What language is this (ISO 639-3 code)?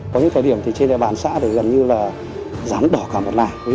vie